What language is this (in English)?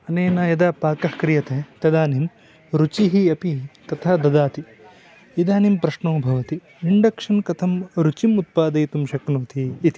Sanskrit